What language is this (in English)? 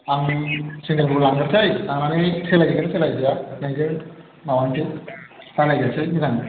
Bodo